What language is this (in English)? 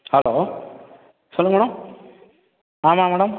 Tamil